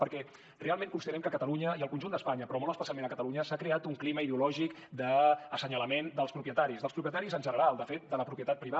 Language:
Catalan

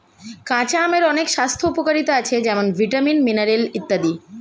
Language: Bangla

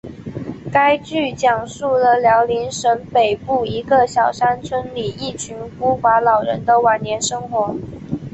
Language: Chinese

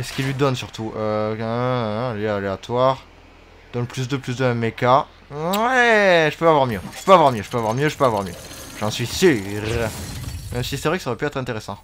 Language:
French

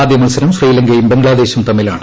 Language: Malayalam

